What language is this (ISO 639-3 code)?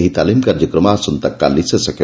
ori